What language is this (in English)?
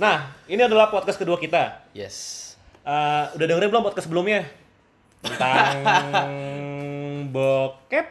Indonesian